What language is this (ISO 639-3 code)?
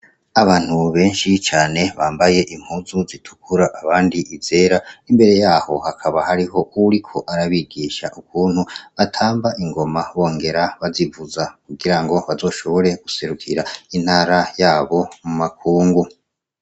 run